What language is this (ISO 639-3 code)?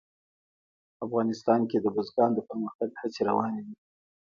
pus